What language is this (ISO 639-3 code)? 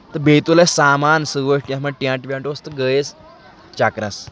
kas